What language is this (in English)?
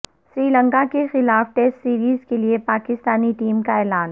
Urdu